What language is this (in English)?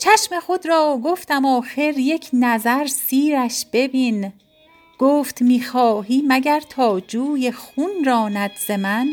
Persian